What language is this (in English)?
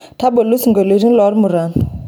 Masai